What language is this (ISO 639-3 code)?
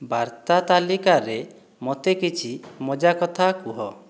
ori